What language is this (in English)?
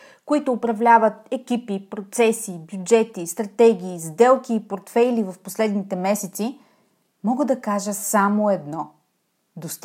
Bulgarian